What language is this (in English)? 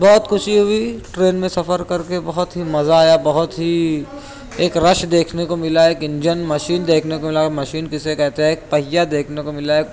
Urdu